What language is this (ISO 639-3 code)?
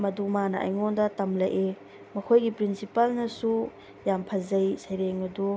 mni